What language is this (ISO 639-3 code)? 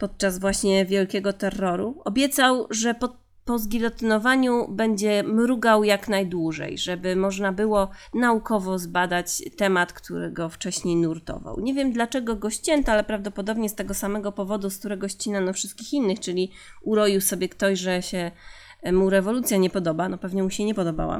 pol